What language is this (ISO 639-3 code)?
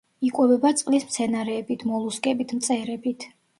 kat